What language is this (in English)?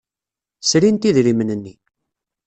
Kabyle